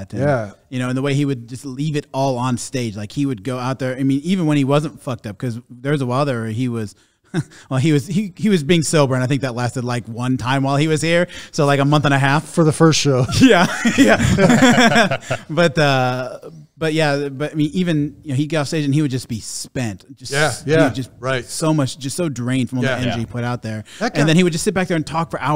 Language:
English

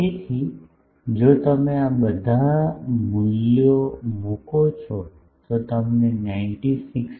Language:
Gujarati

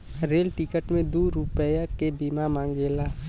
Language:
Bhojpuri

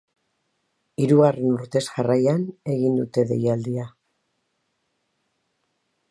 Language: Basque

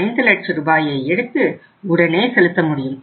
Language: Tamil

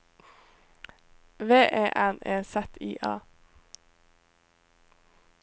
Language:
Norwegian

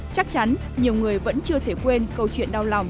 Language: Vietnamese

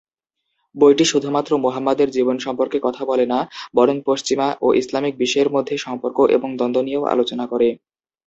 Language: Bangla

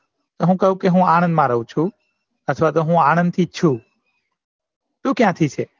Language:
Gujarati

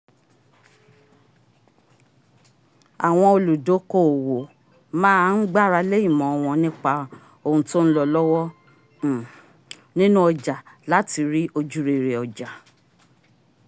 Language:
Yoruba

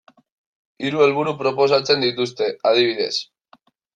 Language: Basque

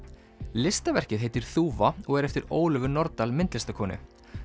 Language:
Icelandic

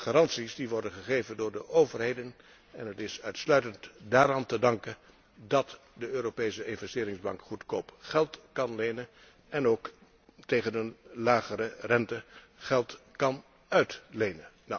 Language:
Dutch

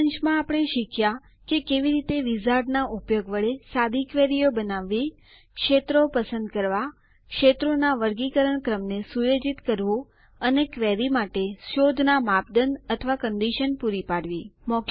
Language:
Gujarati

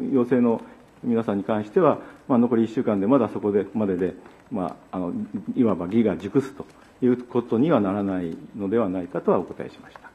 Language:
Japanese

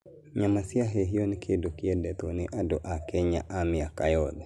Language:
Kikuyu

